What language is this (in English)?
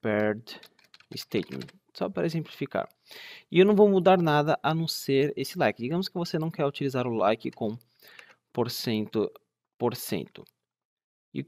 Portuguese